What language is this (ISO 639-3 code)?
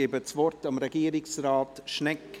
gsw